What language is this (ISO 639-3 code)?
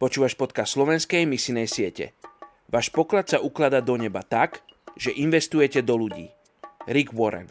slk